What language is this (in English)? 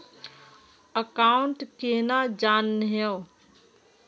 Magahi